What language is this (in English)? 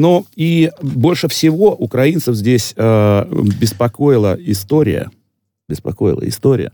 Russian